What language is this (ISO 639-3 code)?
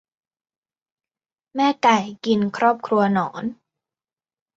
tha